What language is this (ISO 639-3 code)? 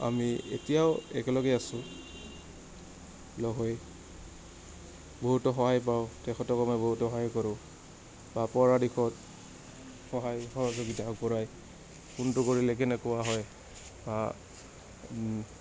asm